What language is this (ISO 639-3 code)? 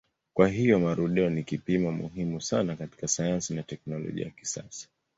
swa